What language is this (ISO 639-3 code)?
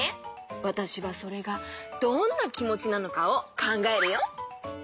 jpn